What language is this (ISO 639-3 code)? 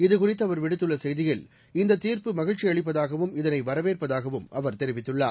tam